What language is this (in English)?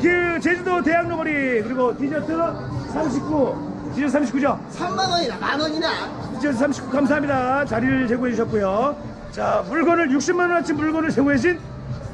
Korean